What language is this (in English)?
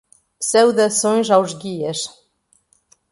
Portuguese